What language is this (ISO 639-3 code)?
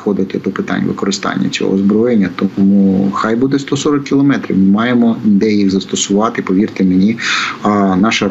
ukr